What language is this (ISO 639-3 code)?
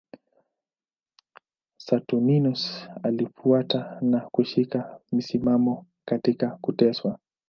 swa